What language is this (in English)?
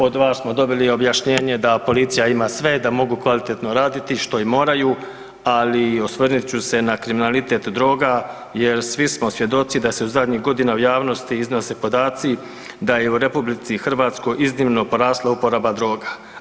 Croatian